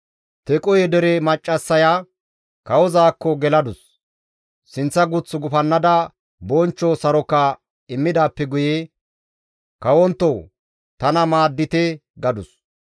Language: Gamo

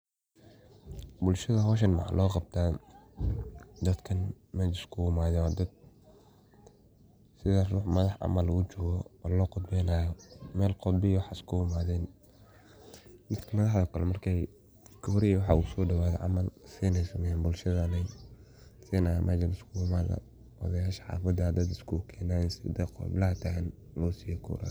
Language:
Somali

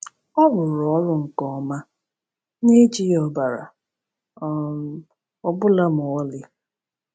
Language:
Igbo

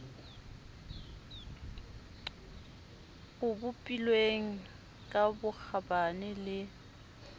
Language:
Southern Sotho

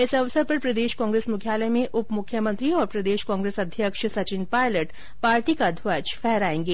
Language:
Hindi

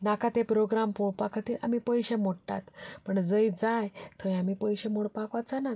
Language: Konkani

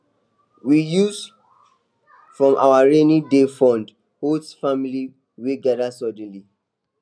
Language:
Nigerian Pidgin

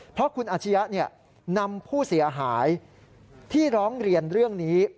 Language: Thai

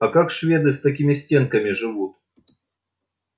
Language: Russian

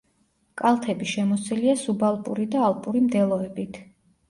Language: Georgian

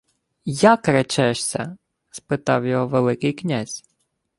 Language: Ukrainian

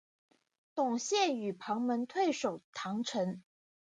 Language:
Chinese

